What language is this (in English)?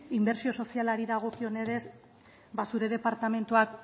Basque